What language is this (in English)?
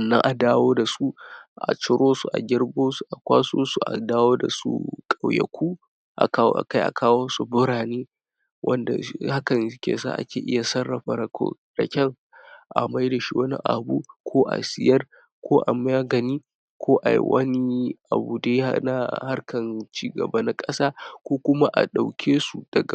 Hausa